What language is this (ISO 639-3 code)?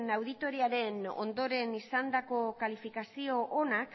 eus